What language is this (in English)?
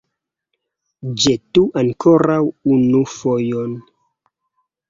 Esperanto